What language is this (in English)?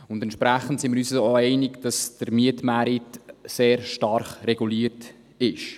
Swiss German